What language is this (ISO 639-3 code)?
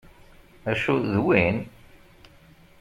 kab